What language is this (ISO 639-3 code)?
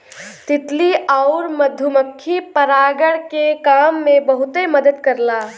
bho